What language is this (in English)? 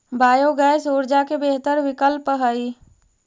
Magahi